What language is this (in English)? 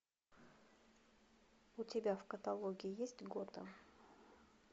Russian